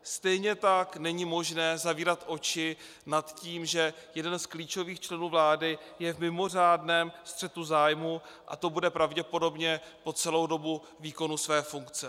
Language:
Czech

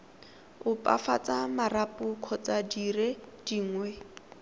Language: Tswana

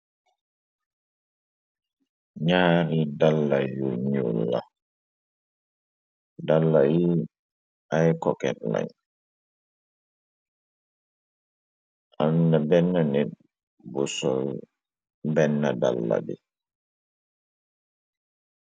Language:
Wolof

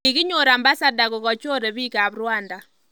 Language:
Kalenjin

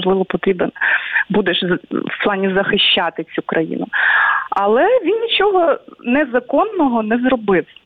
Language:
Ukrainian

